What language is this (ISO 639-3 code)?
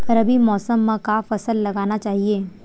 hne